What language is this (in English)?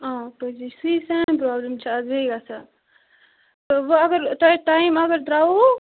Kashmiri